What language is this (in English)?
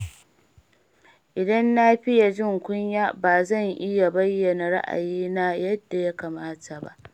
Hausa